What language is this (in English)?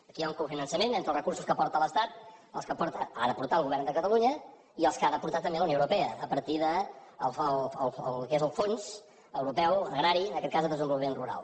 Catalan